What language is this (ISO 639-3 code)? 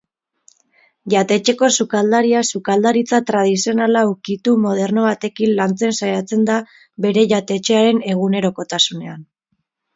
eus